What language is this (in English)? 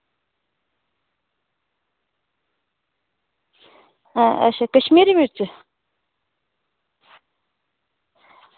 Dogri